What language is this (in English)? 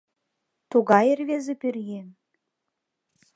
Mari